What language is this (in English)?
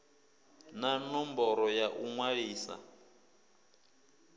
Venda